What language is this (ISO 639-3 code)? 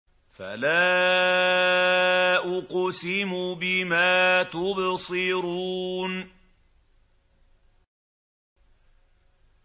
ara